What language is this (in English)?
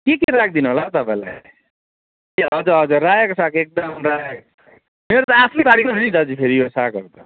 Nepali